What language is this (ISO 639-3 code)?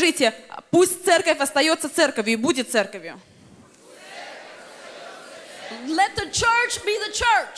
rus